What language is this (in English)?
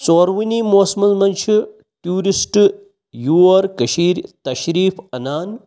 Kashmiri